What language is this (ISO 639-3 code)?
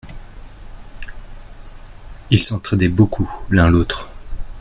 fra